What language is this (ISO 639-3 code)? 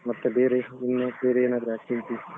kan